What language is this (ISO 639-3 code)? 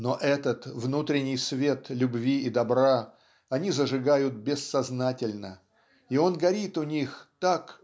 rus